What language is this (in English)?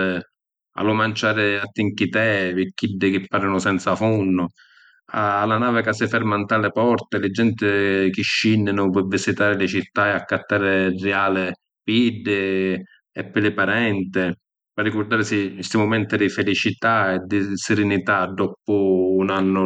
Sicilian